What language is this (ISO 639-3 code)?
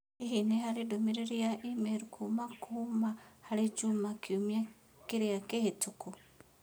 kik